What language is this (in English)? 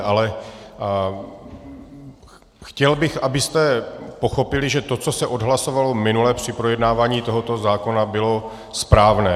Czech